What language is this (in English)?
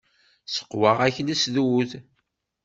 Kabyle